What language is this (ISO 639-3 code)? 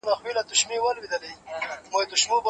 pus